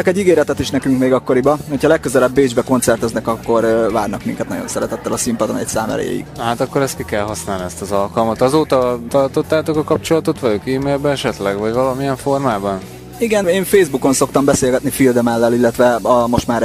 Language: Hungarian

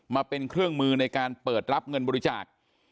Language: Thai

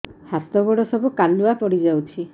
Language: Odia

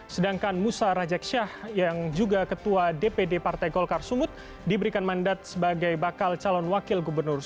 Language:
Indonesian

